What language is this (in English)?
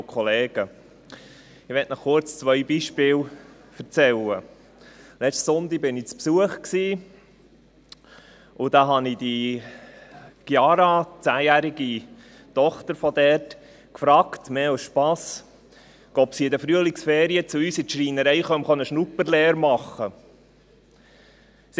Swiss German